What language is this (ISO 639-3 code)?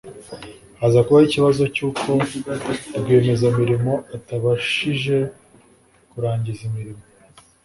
kin